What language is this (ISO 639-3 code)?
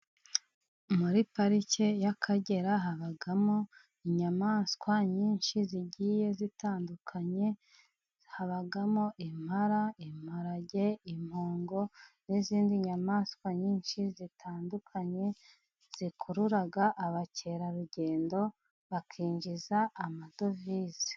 kin